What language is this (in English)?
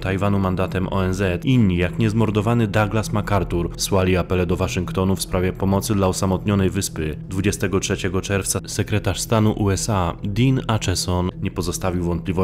Polish